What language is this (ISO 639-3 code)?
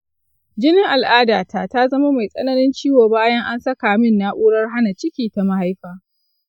hau